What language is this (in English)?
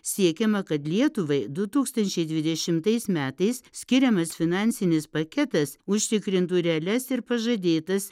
Lithuanian